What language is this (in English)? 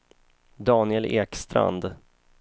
Swedish